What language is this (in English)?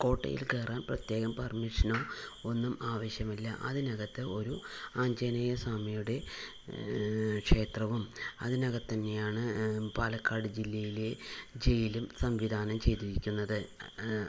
Malayalam